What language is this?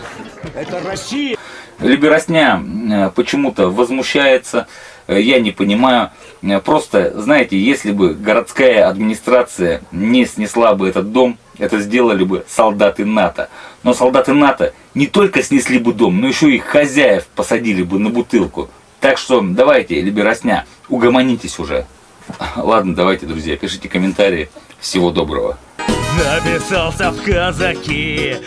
Russian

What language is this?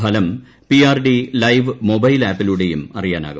Malayalam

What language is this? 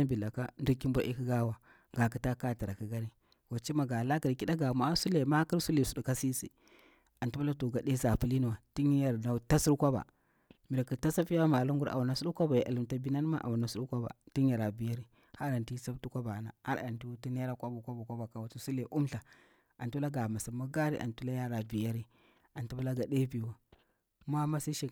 Bura-Pabir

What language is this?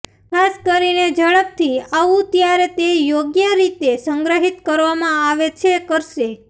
Gujarati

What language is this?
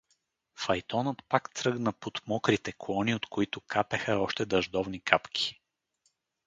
Bulgarian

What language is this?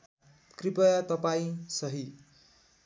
Nepali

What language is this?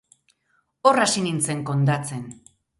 Basque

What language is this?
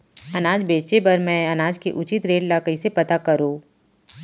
Chhattisgarhi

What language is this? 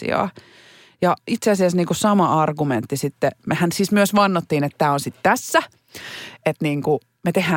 Finnish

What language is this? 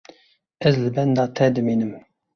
Kurdish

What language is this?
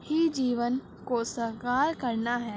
Urdu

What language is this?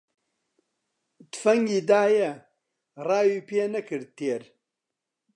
Central Kurdish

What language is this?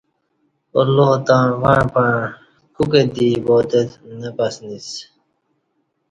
Kati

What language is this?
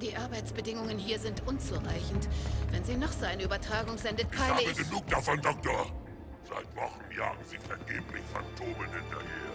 German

